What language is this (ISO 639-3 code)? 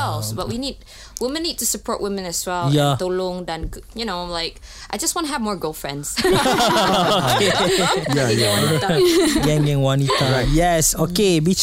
msa